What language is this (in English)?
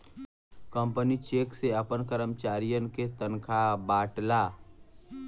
Bhojpuri